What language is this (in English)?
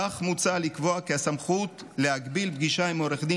Hebrew